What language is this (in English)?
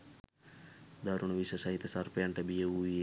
Sinhala